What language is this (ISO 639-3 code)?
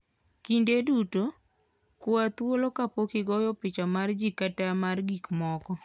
luo